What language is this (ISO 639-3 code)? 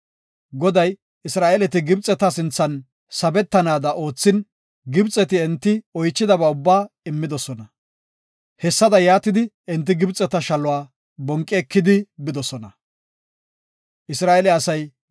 gof